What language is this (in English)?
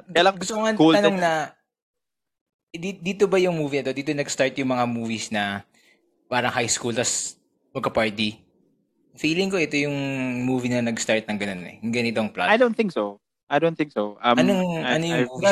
Filipino